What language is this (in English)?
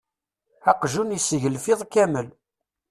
Kabyle